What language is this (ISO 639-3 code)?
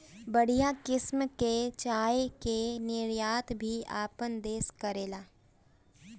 bho